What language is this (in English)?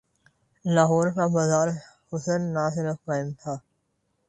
Urdu